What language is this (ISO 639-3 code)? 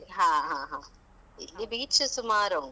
kan